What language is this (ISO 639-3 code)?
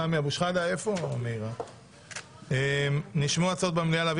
heb